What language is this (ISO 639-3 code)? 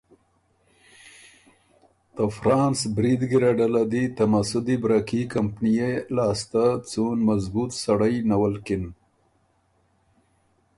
oru